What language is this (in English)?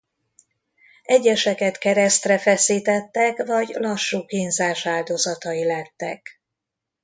Hungarian